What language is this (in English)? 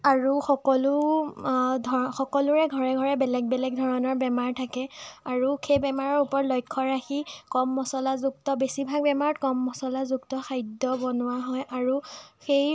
Assamese